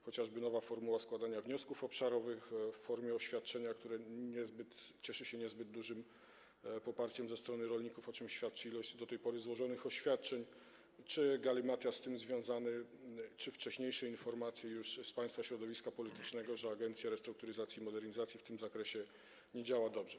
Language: Polish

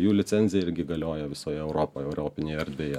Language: Lithuanian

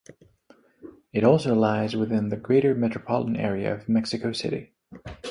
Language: English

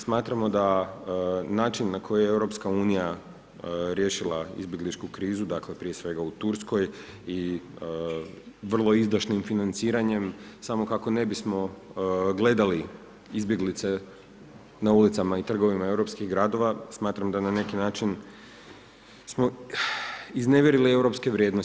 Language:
Croatian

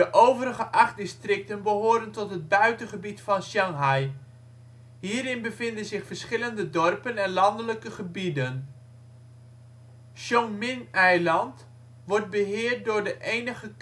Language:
Dutch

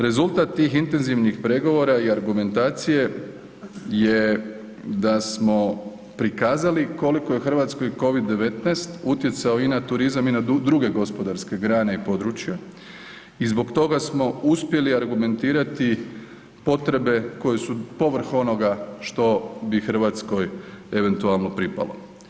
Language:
Croatian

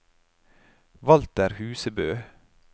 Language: Norwegian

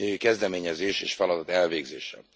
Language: Hungarian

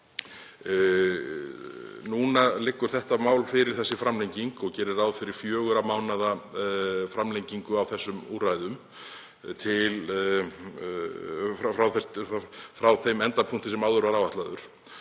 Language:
Icelandic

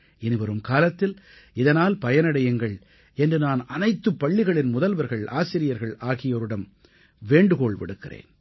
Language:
Tamil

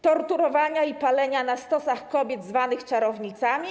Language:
Polish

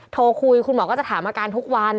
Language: Thai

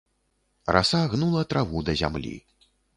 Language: Belarusian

